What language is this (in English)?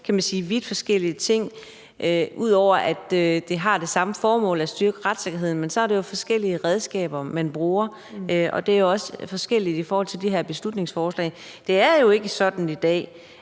Danish